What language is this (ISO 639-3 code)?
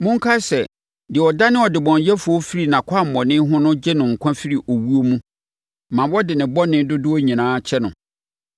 aka